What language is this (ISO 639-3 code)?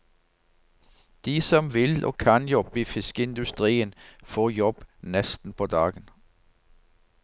nor